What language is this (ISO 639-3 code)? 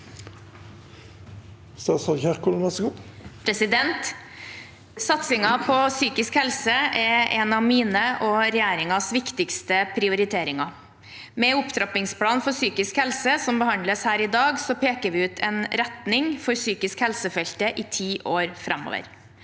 nor